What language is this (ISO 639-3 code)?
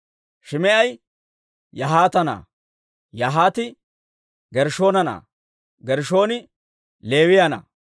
dwr